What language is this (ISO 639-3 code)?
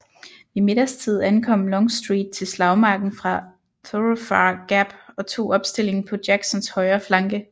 dan